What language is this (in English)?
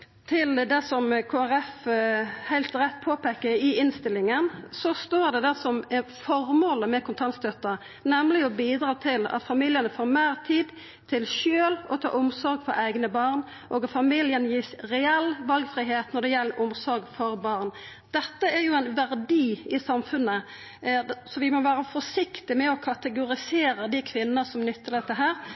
Norwegian Nynorsk